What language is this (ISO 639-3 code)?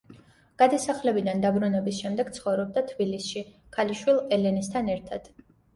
kat